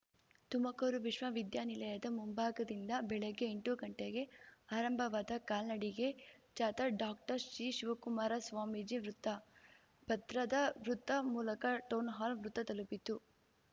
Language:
Kannada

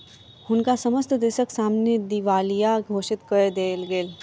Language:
Maithili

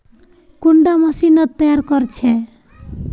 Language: Magahi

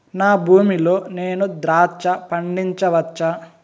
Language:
Telugu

